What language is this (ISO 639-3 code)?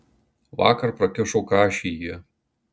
lit